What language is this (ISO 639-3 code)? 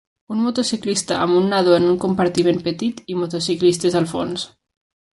cat